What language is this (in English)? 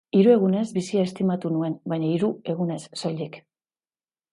Basque